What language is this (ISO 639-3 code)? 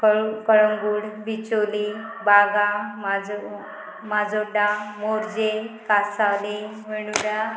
kok